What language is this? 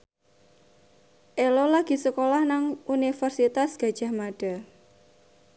Javanese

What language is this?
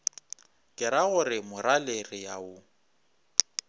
Northern Sotho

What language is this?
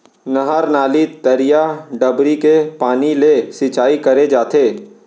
Chhattisgarhi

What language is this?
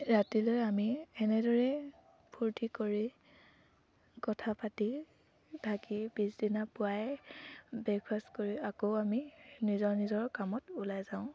Assamese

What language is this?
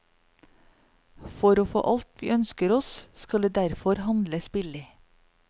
Norwegian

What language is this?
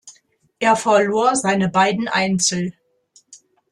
German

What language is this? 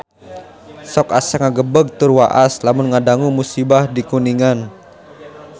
Sundanese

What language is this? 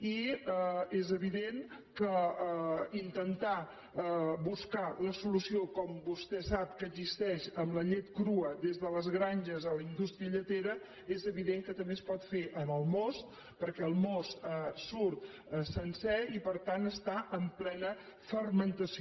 Catalan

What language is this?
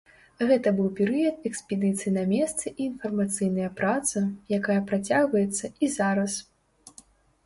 Belarusian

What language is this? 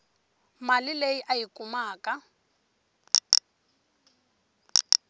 Tsonga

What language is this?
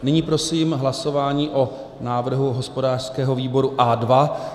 Czech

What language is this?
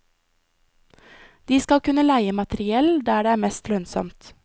Norwegian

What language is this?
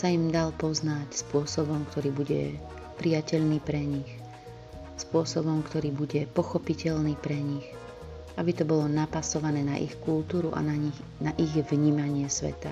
Slovak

